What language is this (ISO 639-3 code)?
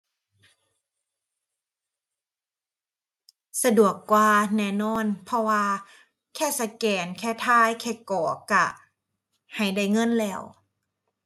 tha